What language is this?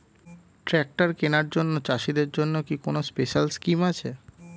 Bangla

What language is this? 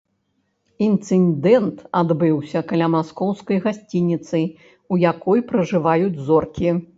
Belarusian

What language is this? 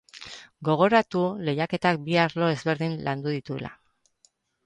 Basque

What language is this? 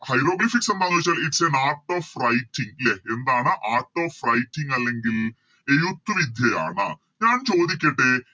Malayalam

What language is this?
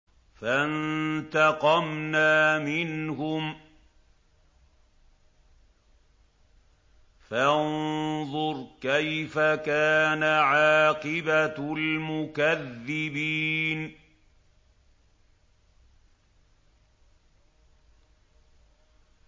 Arabic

